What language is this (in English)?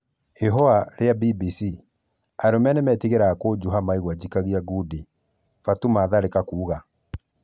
Kikuyu